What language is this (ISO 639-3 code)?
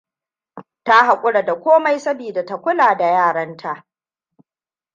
hau